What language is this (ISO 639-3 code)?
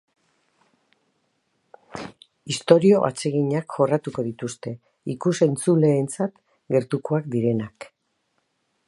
eus